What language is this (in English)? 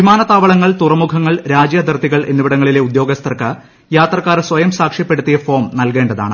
Malayalam